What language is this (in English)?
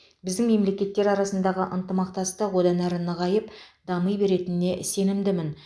Kazakh